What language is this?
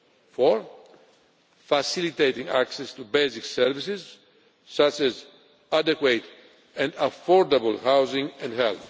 English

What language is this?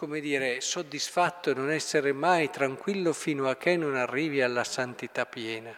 Italian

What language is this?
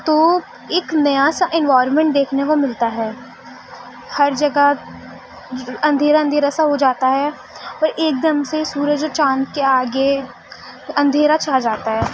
Urdu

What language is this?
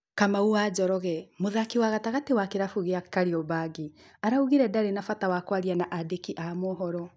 Kikuyu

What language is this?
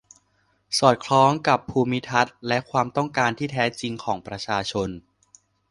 Thai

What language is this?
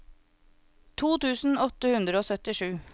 Norwegian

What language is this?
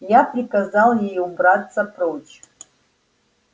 Russian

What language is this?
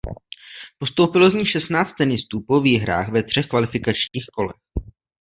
Czech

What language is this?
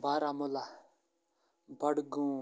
Kashmiri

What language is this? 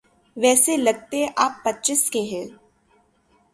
Urdu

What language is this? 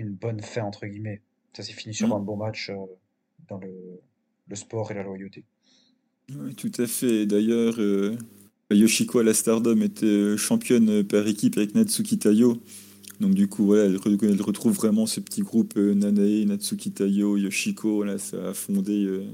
French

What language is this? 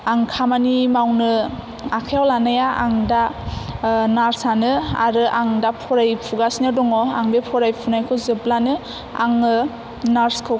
Bodo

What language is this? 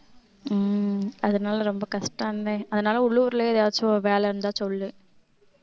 Tamil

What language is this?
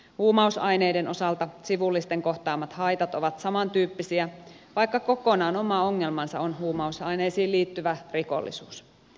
Finnish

